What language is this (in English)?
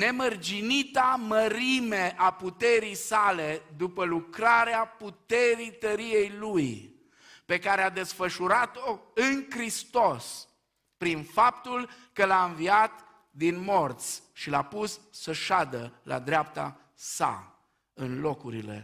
Romanian